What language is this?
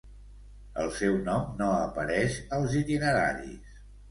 Catalan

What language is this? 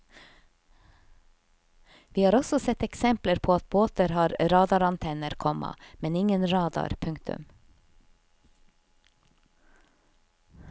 Norwegian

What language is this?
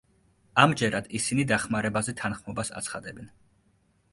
Georgian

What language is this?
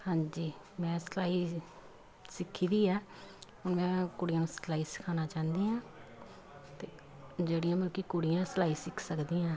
Punjabi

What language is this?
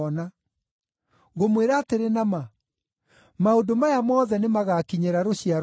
Kikuyu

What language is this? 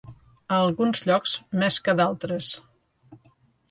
Catalan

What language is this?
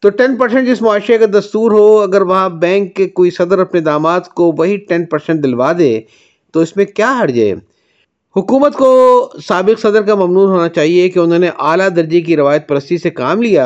Urdu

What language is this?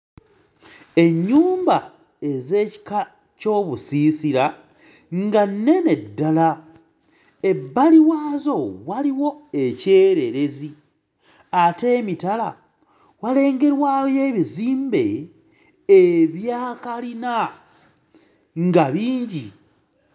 Ganda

